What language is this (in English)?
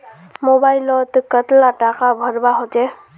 Magahi